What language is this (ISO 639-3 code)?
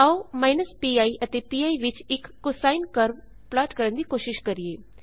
pan